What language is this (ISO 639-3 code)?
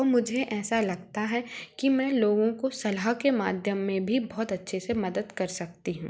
hin